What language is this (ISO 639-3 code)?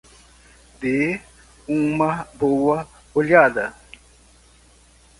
por